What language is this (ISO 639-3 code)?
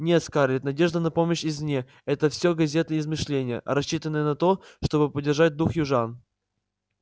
rus